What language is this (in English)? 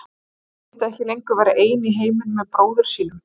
Icelandic